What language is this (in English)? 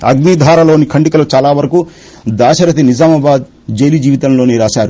Telugu